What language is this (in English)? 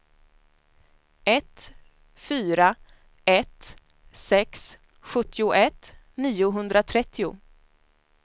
Swedish